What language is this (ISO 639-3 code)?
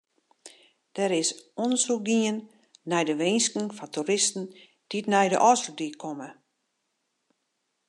fry